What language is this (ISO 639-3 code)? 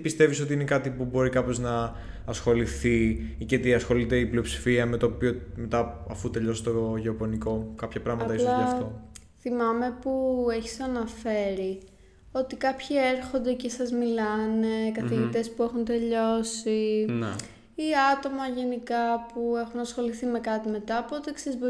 ell